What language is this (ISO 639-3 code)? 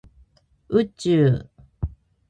jpn